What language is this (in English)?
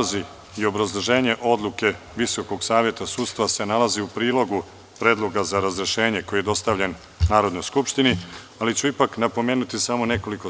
Serbian